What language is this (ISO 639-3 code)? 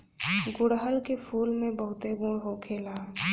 bho